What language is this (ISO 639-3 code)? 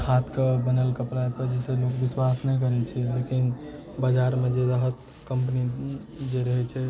mai